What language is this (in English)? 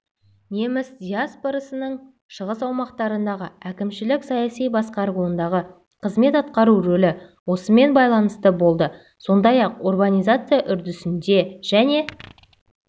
Kazakh